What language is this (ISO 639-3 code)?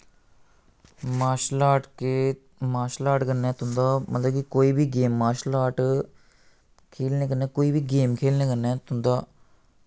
doi